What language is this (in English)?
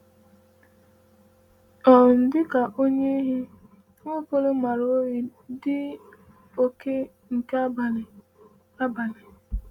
Igbo